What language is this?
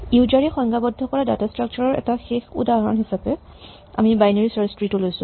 Assamese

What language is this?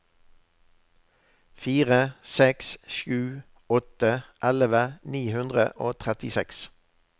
Norwegian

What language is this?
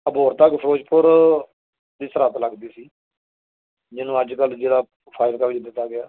Punjabi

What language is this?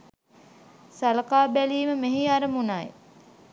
Sinhala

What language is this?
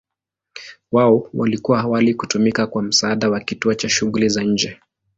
Swahili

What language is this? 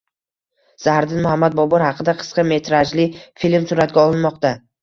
Uzbek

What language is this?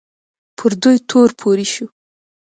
Pashto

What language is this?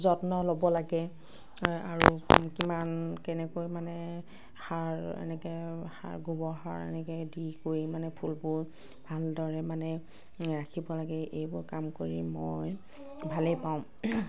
Assamese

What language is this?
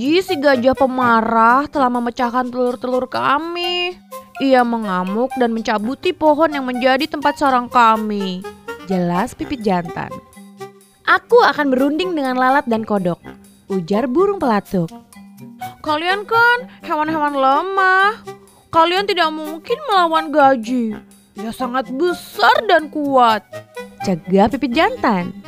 Indonesian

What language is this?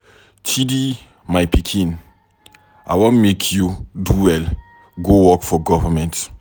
Nigerian Pidgin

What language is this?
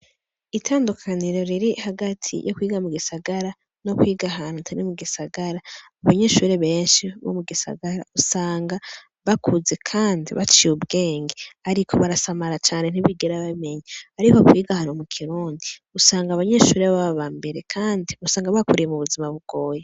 Rundi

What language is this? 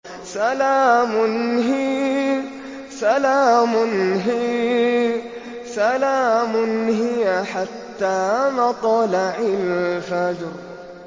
Arabic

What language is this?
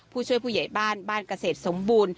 Thai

